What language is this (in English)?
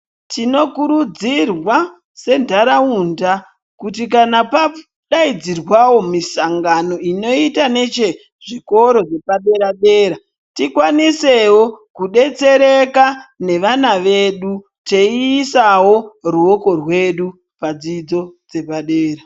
Ndau